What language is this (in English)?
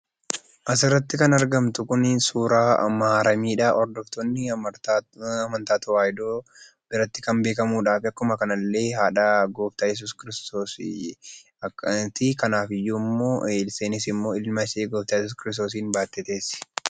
Oromo